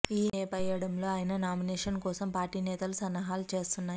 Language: Telugu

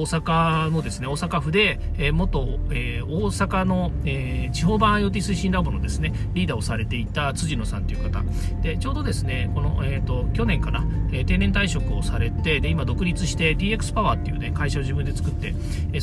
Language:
Japanese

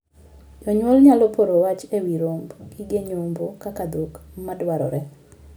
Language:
Luo (Kenya and Tanzania)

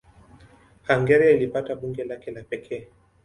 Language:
Swahili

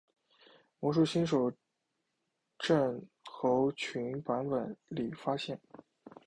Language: Chinese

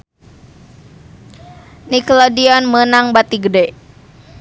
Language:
Sundanese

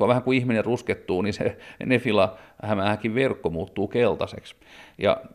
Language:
Finnish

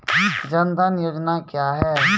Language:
Maithili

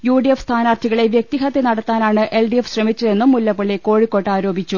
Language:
Malayalam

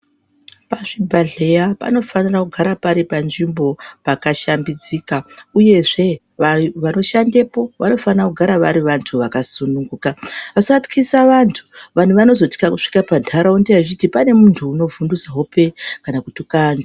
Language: Ndau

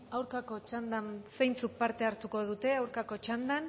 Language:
Basque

